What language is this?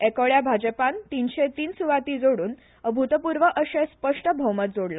Konkani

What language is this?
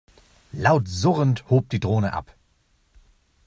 German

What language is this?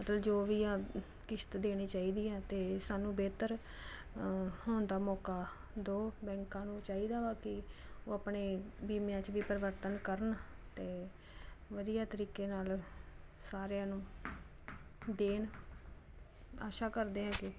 Punjabi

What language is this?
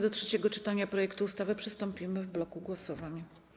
Polish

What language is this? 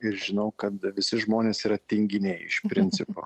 Lithuanian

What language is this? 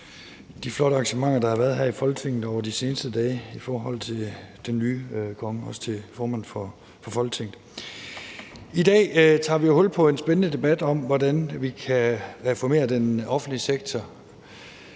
Danish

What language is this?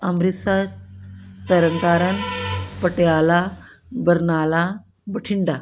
Punjabi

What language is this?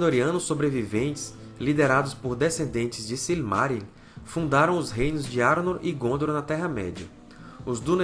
Portuguese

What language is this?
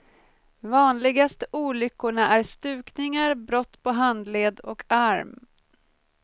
Swedish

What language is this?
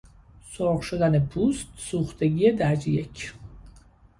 Persian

